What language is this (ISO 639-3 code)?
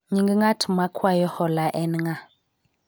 luo